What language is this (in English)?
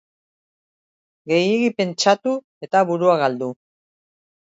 Basque